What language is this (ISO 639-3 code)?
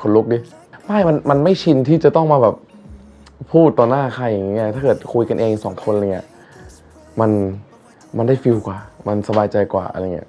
tha